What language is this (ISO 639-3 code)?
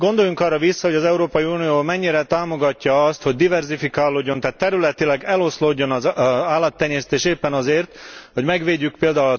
hun